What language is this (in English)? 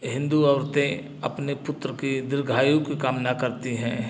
Hindi